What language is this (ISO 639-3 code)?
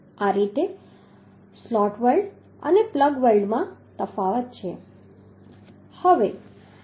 guj